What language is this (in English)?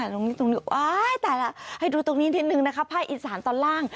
Thai